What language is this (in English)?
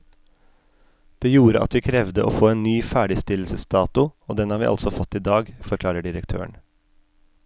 Norwegian